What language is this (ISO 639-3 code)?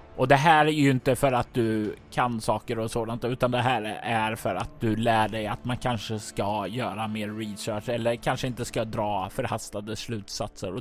swe